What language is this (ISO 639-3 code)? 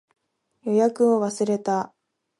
jpn